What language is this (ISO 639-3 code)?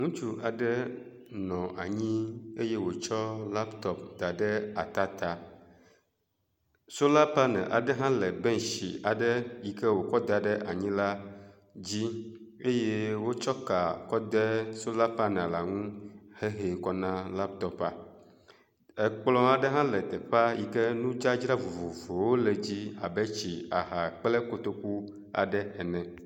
ewe